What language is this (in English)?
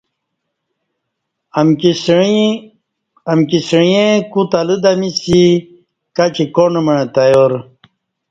Kati